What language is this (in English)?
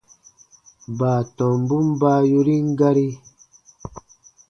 Baatonum